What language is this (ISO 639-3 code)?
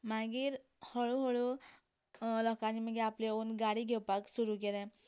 kok